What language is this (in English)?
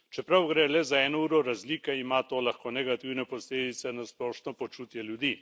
Slovenian